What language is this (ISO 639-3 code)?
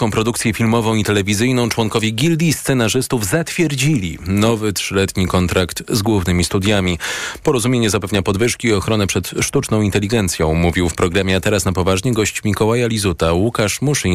pol